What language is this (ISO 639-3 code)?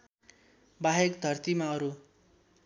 nep